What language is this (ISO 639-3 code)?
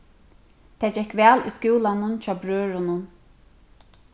fao